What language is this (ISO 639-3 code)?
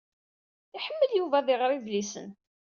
kab